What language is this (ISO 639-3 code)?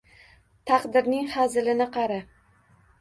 uzb